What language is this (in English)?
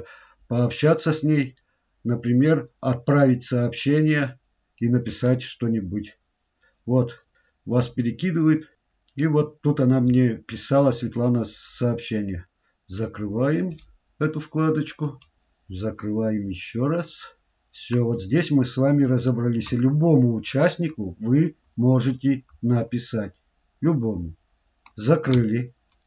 Russian